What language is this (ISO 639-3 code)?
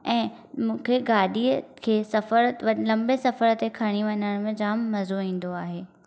snd